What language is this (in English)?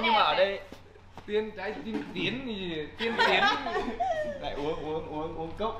Vietnamese